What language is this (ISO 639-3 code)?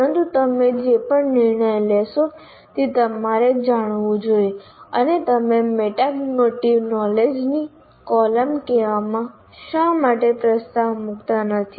guj